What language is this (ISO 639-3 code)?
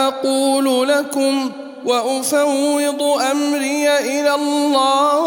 ara